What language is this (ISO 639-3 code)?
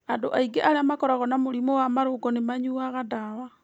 kik